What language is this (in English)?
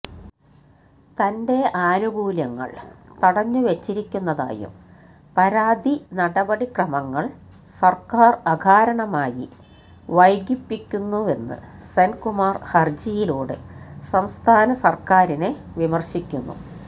Malayalam